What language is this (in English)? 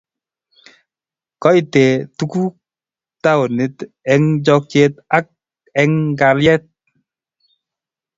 Kalenjin